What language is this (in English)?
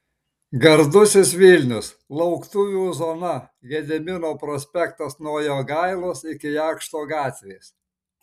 Lithuanian